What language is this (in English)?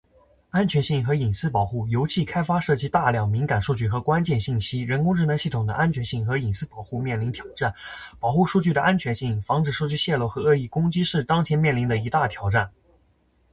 Chinese